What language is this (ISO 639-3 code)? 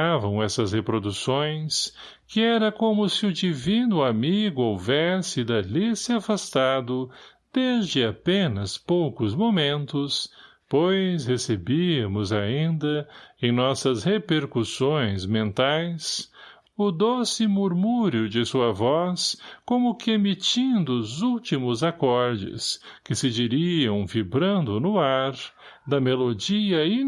por